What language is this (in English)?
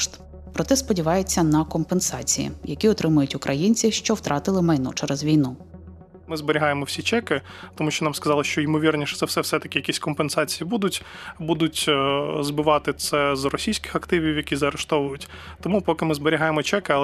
Ukrainian